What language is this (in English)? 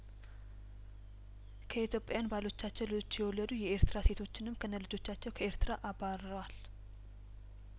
Amharic